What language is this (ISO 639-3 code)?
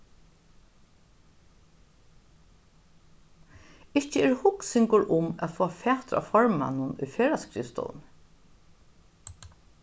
fao